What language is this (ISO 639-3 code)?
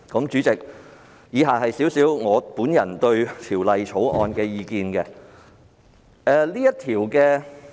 yue